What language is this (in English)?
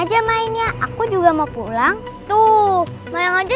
Indonesian